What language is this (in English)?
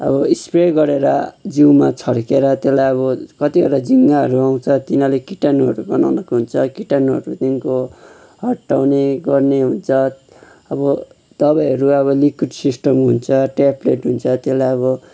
Nepali